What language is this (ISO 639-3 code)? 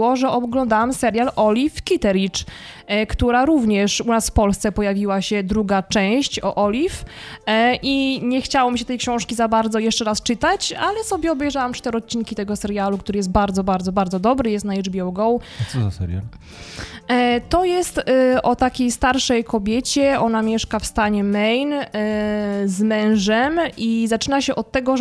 pol